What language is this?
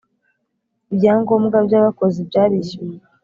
Kinyarwanda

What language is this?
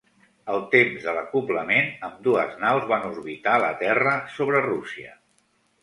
Catalan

